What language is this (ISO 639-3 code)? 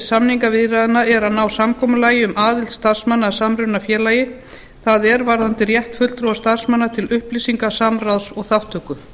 isl